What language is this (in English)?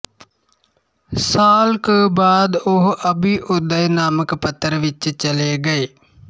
Punjabi